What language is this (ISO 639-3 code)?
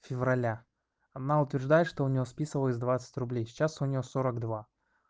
rus